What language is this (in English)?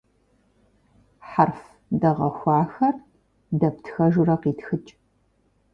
Kabardian